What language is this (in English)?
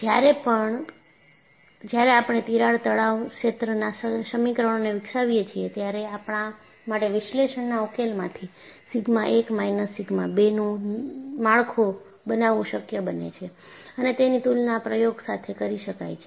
Gujarati